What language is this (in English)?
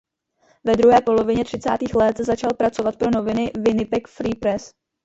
Czech